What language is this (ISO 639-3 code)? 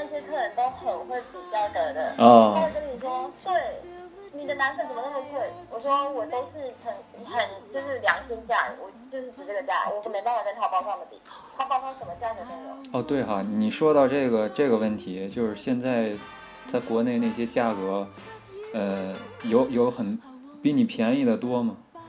zho